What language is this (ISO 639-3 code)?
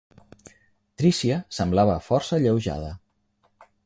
cat